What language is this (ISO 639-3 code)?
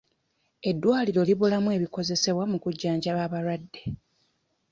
lug